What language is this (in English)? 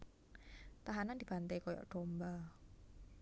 Javanese